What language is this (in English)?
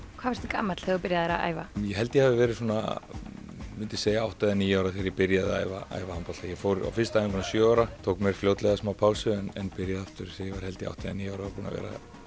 Icelandic